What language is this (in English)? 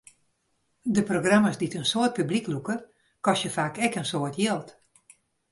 Western Frisian